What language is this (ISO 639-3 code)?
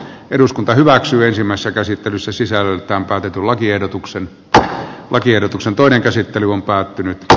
fin